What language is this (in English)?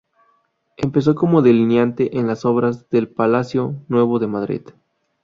Spanish